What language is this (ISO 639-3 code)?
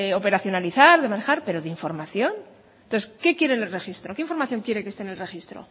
spa